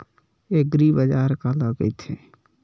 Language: Chhattisgarhi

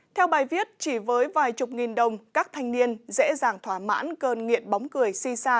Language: Vietnamese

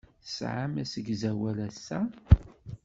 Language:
Kabyle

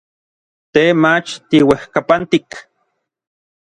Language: Orizaba Nahuatl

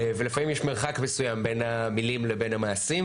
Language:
Hebrew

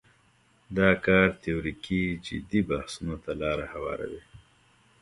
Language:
Pashto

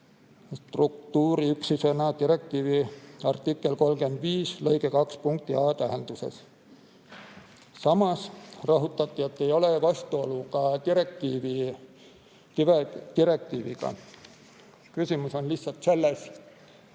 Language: Estonian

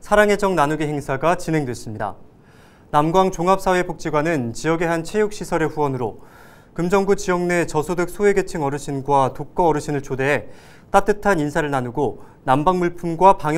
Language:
Korean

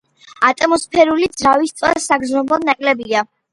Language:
Georgian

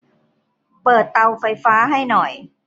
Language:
Thai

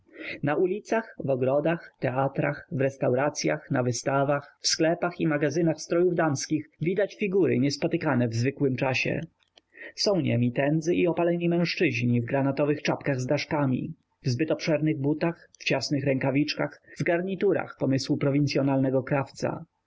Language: Polish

